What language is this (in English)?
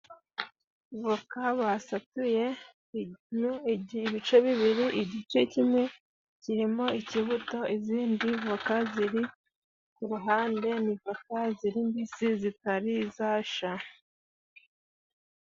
Kinyarwanda